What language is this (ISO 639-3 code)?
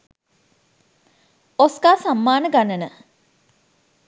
sin